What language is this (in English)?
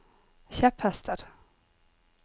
Norwegian